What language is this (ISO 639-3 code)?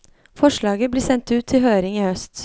nor